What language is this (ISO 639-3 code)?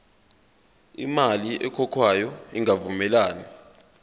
zul